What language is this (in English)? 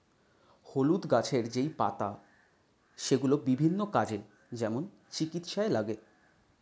Bangla